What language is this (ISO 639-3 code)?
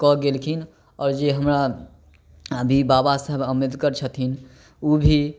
mai